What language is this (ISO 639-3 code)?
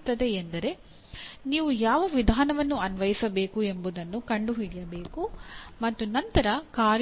kan